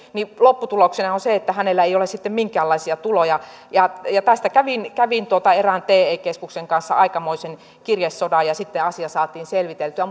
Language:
Finnish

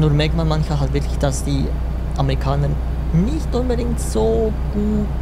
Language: German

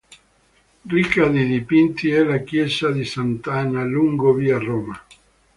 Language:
Italian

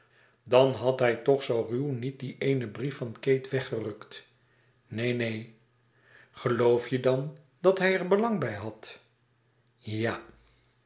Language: Dutch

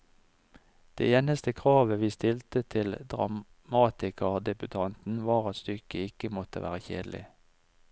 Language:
Norwegian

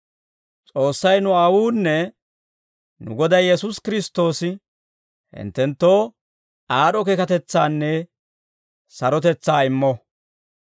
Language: Dawro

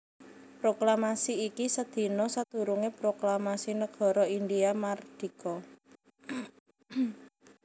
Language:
Javanese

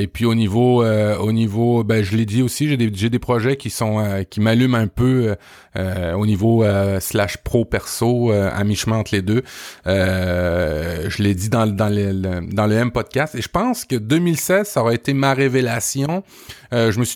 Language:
French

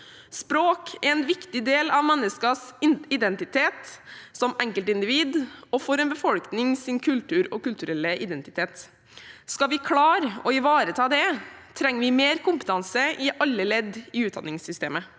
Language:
Norwegian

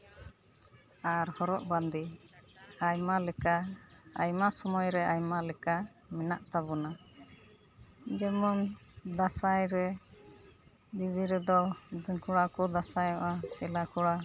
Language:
Santali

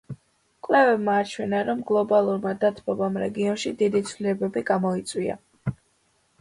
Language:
Georgian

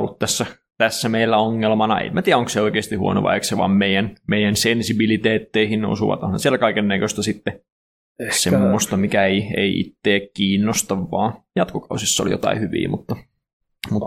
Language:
Finnish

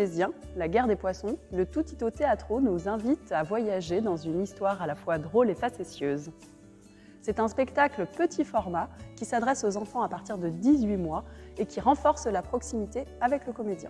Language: French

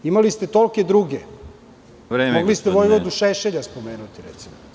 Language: Serbian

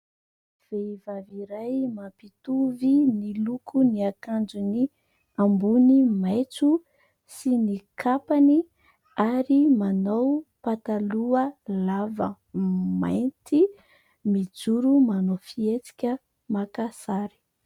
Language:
Malagasy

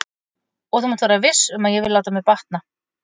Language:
Icelandic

